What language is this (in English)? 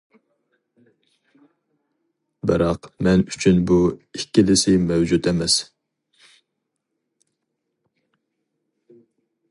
Uyghur